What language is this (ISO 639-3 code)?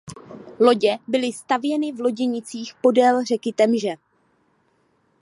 ces